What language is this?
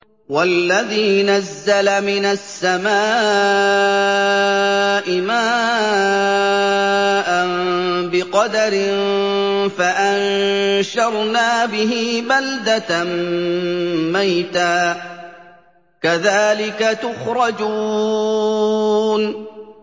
Arabic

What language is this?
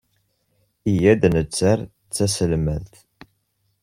Kabyle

